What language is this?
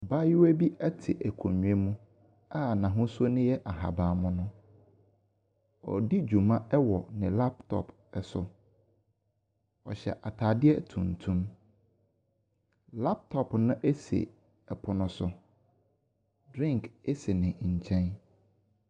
Akan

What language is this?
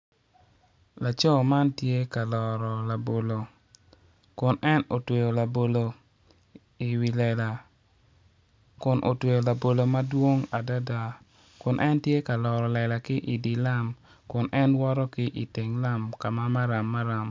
Acoli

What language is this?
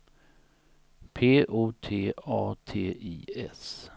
Swedish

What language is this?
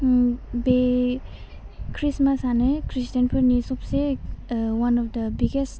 Bodo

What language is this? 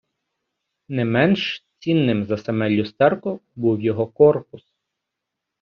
Ukrainian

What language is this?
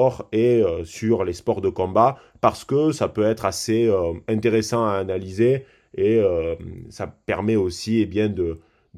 French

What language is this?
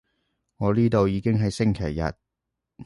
Cantonese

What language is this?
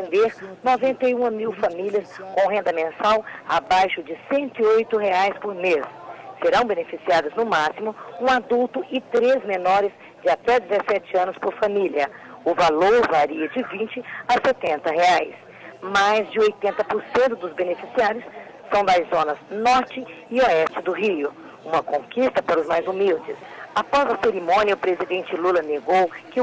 Portuguese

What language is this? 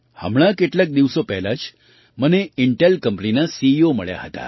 Gujarati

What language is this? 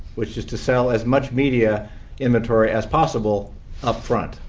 English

